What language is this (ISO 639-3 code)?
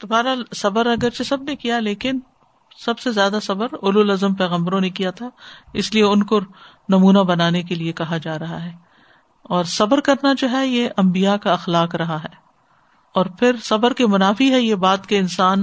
urd